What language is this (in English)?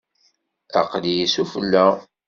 Kabyle